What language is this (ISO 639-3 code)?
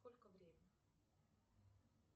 rus